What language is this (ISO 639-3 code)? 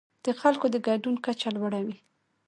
pus